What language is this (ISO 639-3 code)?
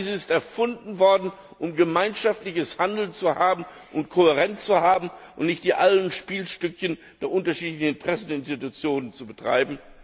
deu